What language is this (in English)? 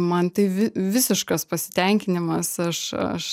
Lithuanian